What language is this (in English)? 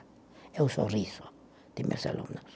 Portuguese